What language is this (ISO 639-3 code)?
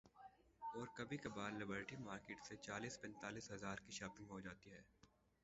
urd